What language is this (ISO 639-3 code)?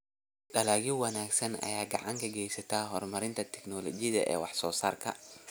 som